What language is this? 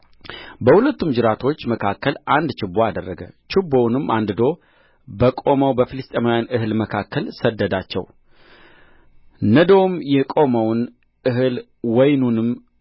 Amharic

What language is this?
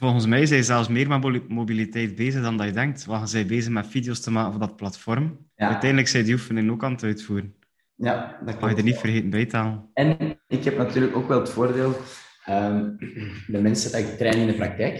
Dutch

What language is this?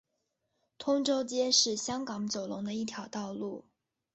Chinese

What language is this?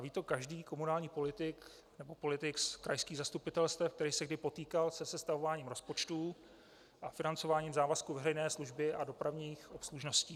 Czech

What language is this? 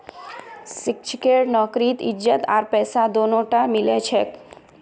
Magahi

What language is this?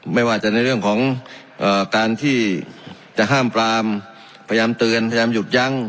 Thai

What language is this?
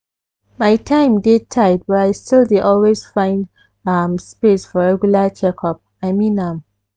Nigerian Pidgin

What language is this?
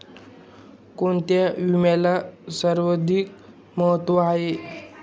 Marathi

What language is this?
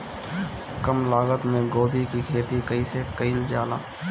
Bhojpuri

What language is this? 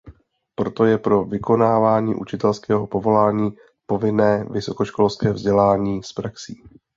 Czech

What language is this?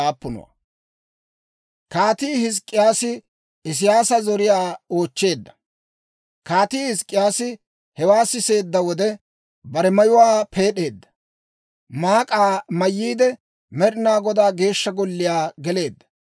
Dawro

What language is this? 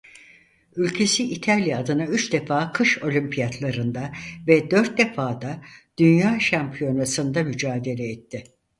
Turkish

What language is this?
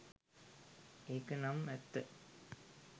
Sinhala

